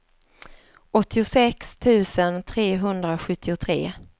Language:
Swedish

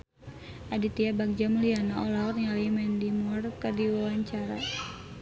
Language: Sundanese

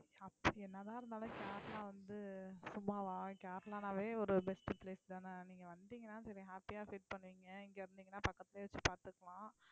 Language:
Tamil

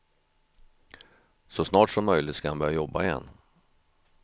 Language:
Swedish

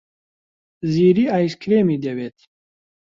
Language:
Central Kurdish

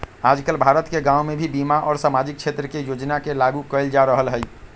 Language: Magahi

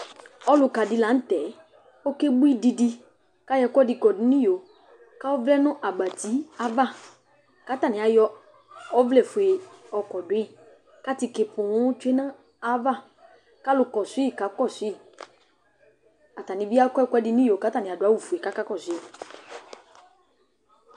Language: Ikposo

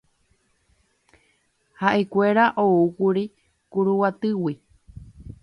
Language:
Guarani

